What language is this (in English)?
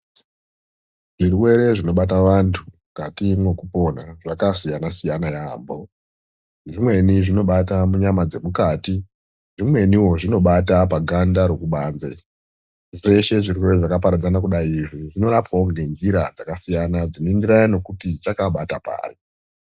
Ndau